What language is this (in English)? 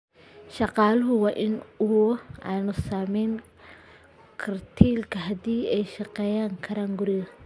Somali